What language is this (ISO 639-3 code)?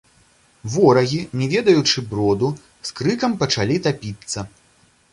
bel